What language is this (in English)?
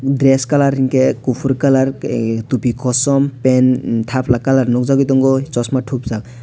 Kok Borok